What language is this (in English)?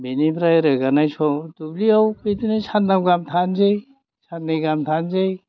Bodo